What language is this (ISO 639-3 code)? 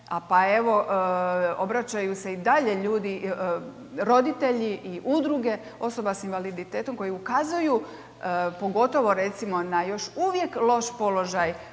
hrv